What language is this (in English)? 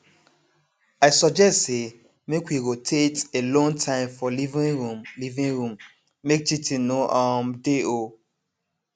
Nigerian Pidgin